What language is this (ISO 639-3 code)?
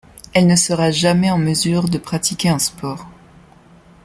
fra